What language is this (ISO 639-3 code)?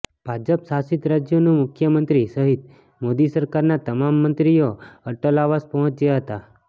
guj